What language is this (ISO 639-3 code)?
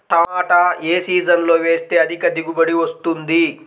tel